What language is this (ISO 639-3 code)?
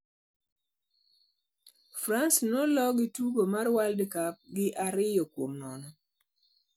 luo